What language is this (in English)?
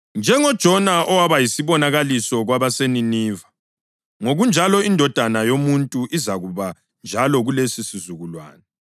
North Ndebele